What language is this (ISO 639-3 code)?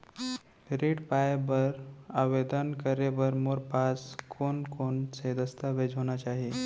hne